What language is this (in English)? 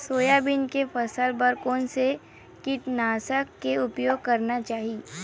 Chhattisgarhi